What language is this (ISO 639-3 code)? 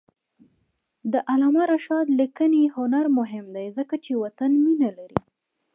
pus